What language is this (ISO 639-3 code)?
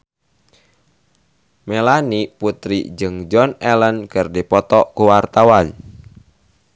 sun